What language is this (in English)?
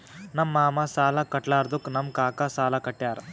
Kannada